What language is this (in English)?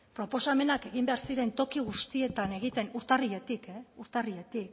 Basque